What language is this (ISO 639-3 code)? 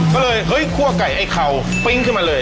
tha